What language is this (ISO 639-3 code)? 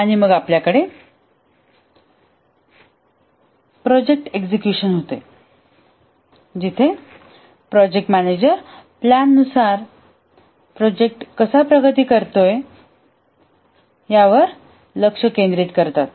mar